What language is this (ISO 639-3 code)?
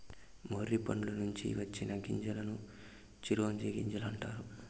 tel